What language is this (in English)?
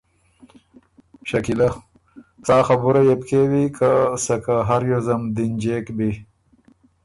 Ormuri